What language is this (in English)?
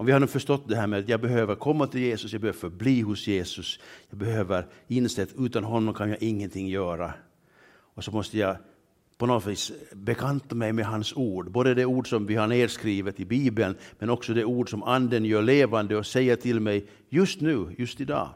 Swedish